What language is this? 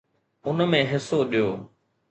Sindhi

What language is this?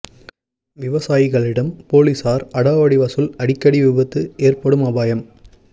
Tamil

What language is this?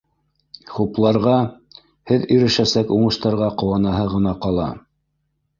Bashkir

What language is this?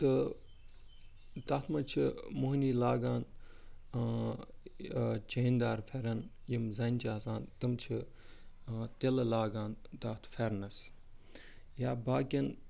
Kashmiri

